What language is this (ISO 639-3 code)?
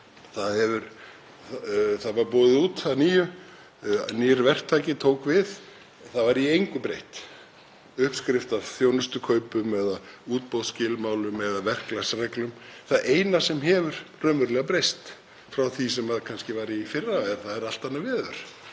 isl